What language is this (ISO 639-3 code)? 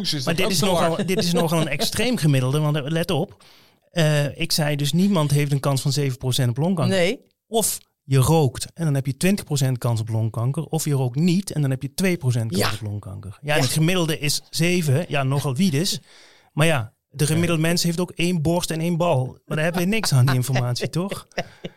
nld